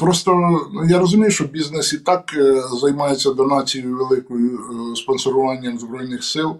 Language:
Ukrainian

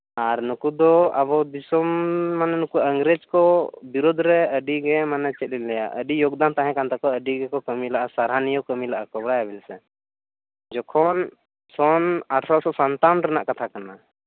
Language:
Santali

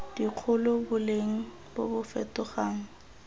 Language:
Tswana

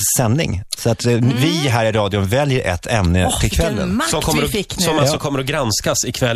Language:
Swedish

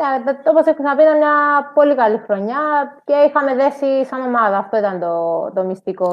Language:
Greek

